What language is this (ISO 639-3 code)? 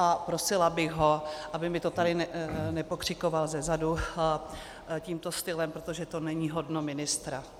ces